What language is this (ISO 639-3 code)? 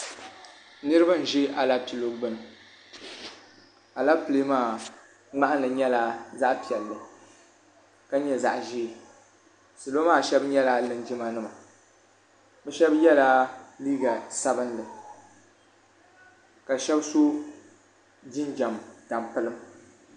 dag